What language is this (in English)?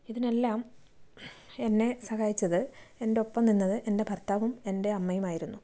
Malayalam